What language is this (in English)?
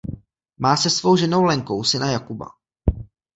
Czech